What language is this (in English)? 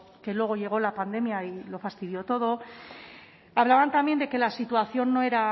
Spanish